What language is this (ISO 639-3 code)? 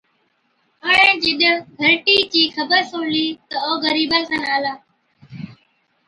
odk